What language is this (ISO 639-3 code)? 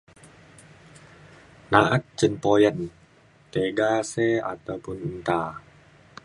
xkl